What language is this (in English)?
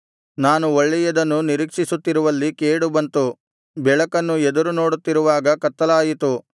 Kannada